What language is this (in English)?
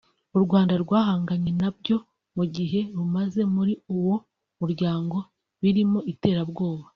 Kinyarwanda